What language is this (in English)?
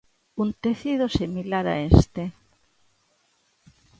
Galician